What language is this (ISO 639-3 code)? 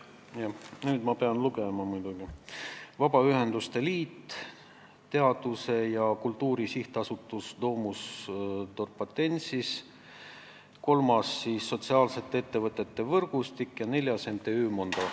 est